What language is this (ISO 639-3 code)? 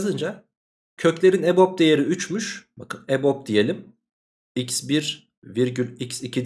tur